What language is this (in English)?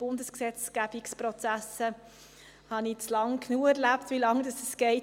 Swiss German